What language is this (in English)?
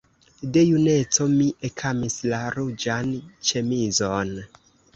Esperanto